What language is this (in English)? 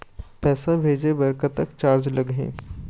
Chhattisgarhi